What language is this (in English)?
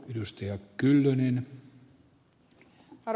Finnish